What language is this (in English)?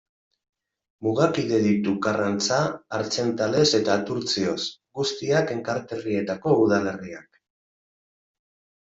Basque